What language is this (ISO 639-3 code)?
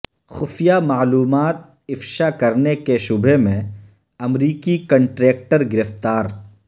urd